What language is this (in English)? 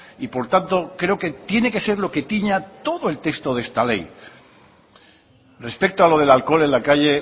Spanish